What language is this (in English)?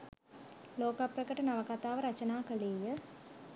Sinhala